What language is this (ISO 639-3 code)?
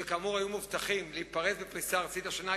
heb